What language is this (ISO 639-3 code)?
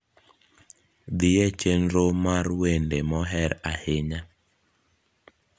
luo